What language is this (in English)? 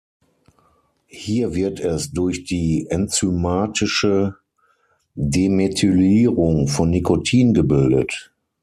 German